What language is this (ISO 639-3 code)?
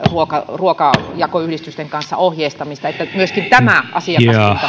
fin